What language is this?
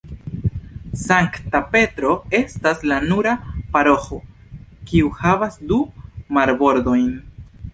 Esperanto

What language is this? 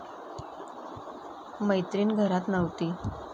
Marathi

